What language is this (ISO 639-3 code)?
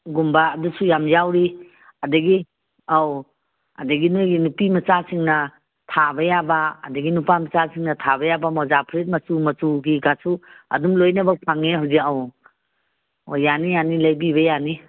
mni